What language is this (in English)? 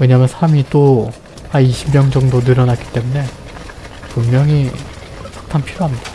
Korean